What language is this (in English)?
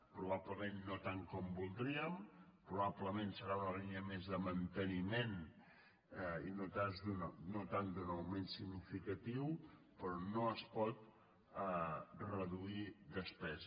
Catalan